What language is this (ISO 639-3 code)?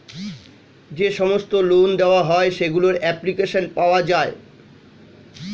ben